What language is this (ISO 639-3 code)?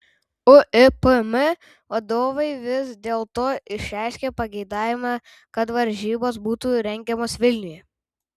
lit